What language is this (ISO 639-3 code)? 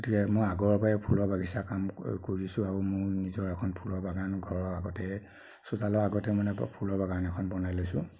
asm